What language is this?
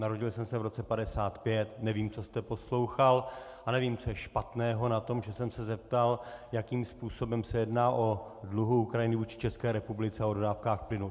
Czech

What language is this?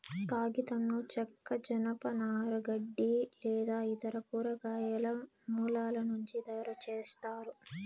Telugu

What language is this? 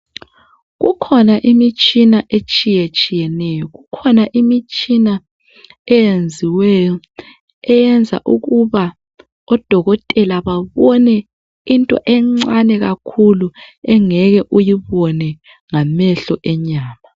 North Ndebele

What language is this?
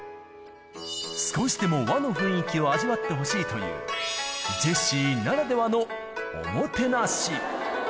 Japanese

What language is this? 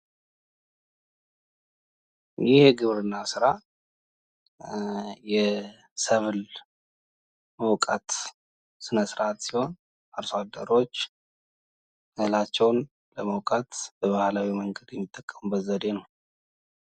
Amharic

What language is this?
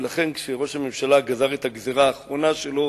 Hebrew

